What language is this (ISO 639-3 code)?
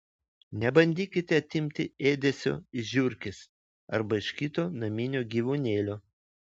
lit